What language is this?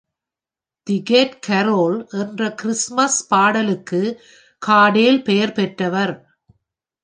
Tamil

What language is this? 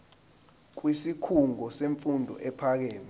Zulu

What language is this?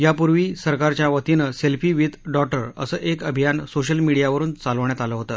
Marathi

